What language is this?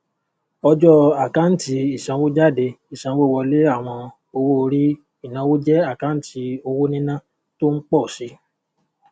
Yoruba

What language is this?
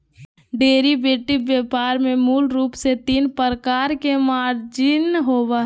Magahi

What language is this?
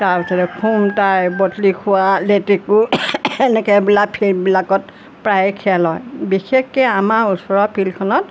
Assamese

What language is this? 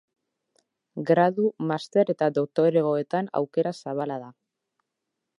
Basque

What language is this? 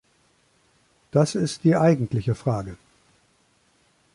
German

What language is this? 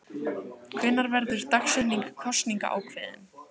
Icelandic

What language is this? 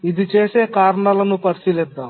Telugu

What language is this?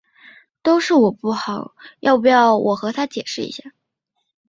Chinese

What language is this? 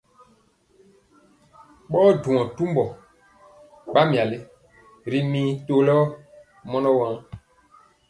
Mpiemo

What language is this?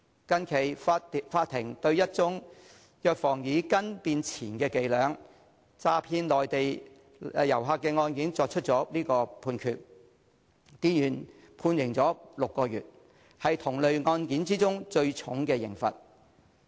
Cantonese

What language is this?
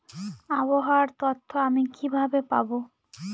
Bangla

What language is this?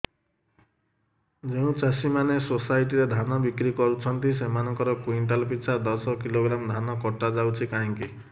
Odia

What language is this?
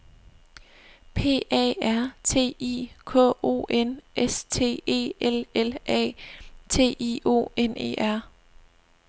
Danish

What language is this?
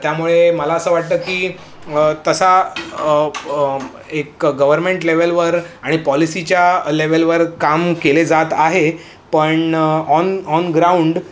Marathi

